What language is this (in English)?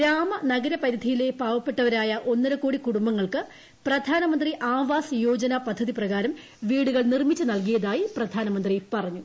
Malayalam